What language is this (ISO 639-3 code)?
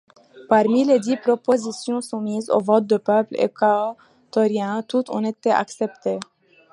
fra